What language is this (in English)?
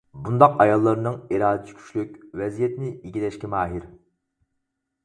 Uyghur